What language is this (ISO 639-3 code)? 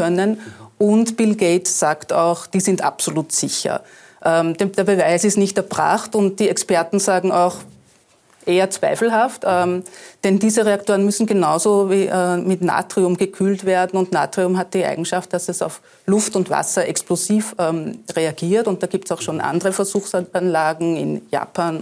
deu